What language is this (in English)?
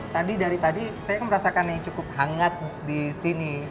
Indonesian